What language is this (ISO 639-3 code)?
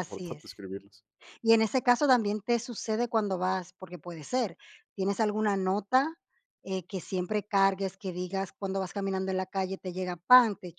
spa